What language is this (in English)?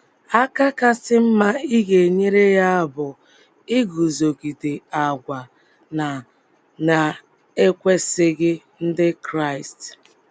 Igbo